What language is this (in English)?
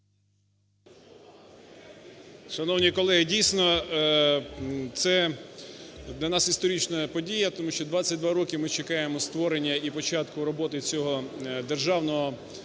Ukrainian